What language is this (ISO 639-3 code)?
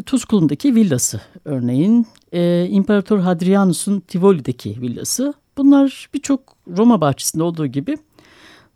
tur